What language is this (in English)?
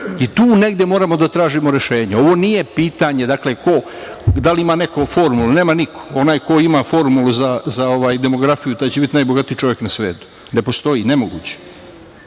Serbian